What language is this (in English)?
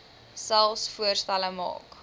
Afrikaans